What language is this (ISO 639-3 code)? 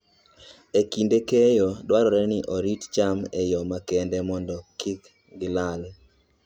luo